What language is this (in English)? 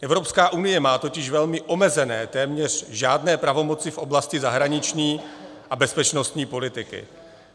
Czech